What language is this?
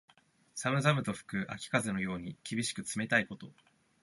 Japanese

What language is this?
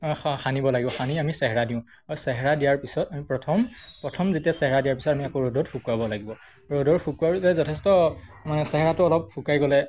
Assamese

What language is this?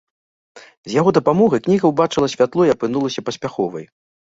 Belarusian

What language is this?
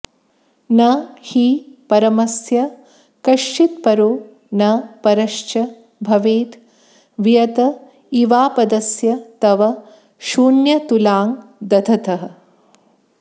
Sanskrit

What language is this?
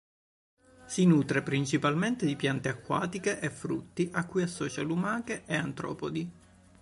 Italian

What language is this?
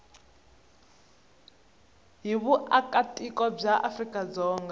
Tsonga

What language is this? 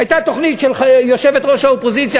Hebrew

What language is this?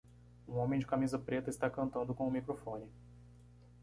Portuguese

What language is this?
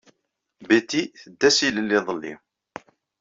Kabyle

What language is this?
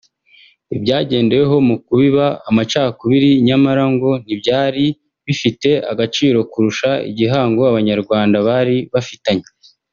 Kinyarwanda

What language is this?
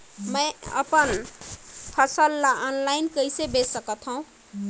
Chhattisgarhi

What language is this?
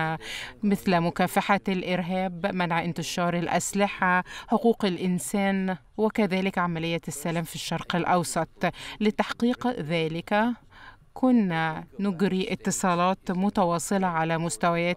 Arabic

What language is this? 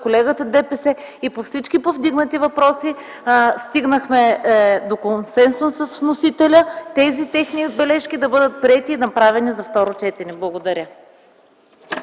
Bulgarian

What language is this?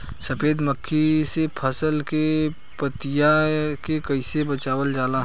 Bhojpuri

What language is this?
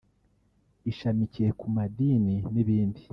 Kinyarwanda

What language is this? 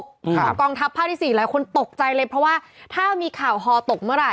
Thai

